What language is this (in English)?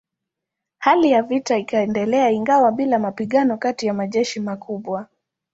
Swahili